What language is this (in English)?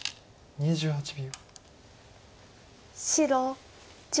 Japanese